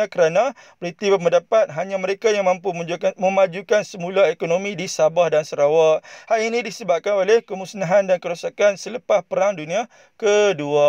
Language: Malay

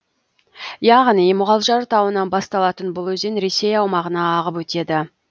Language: Kazakh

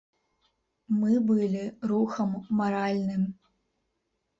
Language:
Belarusian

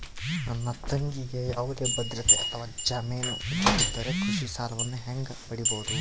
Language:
Kannada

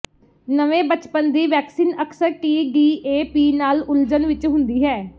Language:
Punjabi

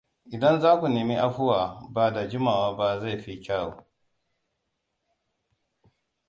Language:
Hausa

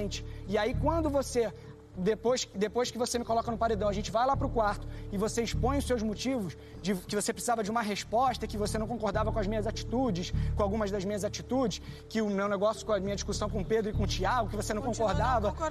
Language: Portuguese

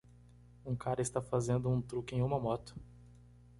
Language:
Portuguese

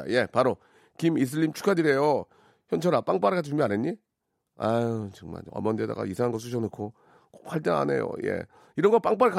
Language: Korean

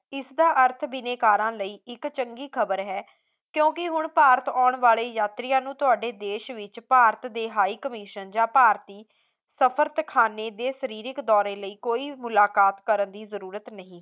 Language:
Punjabi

